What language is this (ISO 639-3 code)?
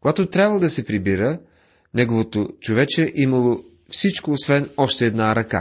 bul